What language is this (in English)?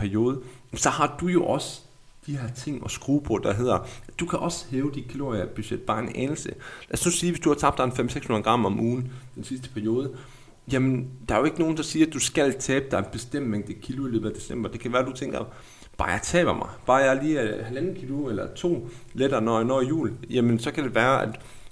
Danish